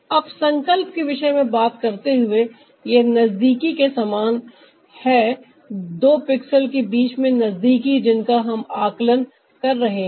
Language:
Hindi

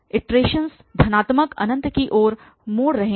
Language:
Hindi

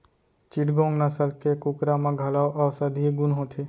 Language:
Chhattisgarhi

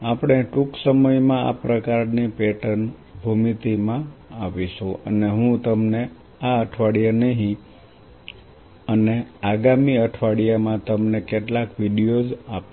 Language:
Gujarati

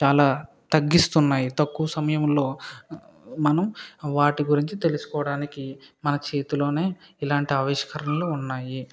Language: Telugu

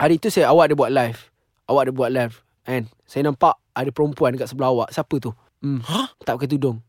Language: Malay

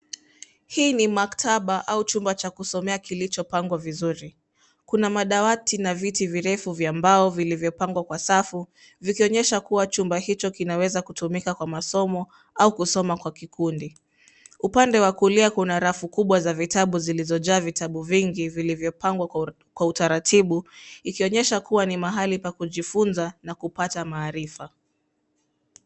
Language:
Swahili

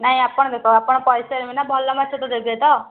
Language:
Odia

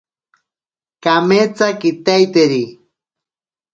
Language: Ashéninka Perené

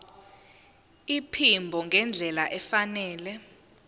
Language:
Zulu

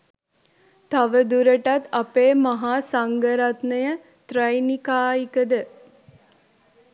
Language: Sinhala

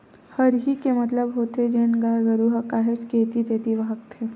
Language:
Chhattisgarhi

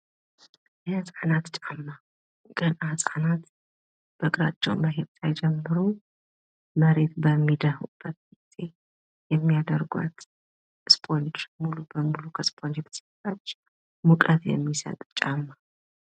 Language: Amharic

